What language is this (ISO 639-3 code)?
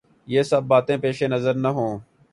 urd